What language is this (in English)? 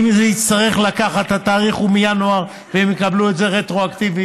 Hebrew